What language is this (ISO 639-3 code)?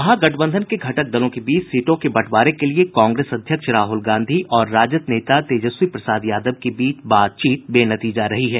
hin